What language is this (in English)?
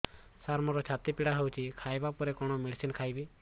Odia